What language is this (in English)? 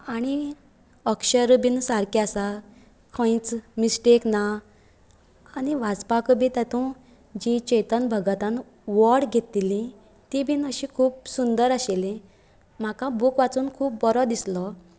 Konkani